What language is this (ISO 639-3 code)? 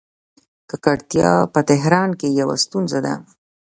pus